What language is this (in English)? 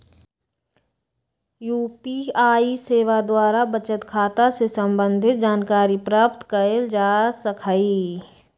Magahi